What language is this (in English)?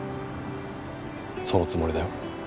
Japanese